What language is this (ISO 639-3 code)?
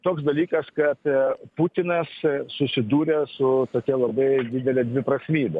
lit